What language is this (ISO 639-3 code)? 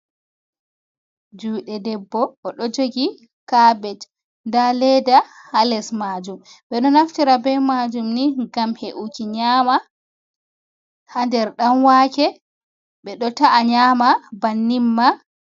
ful